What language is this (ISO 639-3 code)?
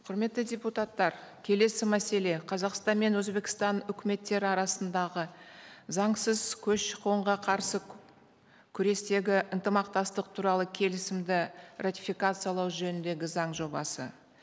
kaz